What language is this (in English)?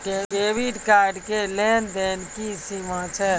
Maithili